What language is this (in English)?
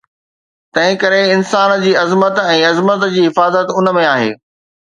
Sindhi